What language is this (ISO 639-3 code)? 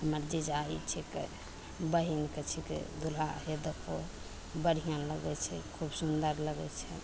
mai